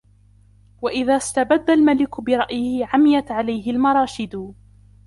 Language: Arabic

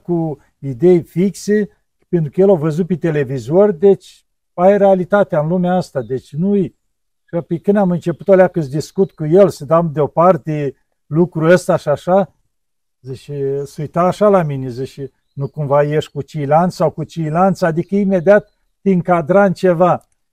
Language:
Romanian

